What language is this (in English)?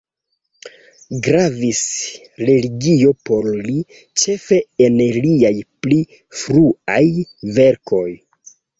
Esperanto